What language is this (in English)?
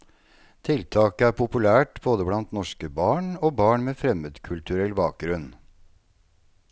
Norwegian